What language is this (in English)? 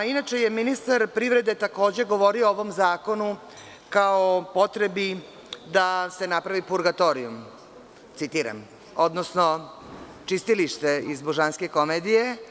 Serbian